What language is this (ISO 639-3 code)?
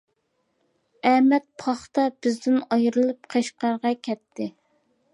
uig